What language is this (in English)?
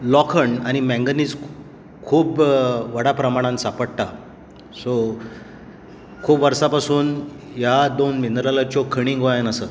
Konkani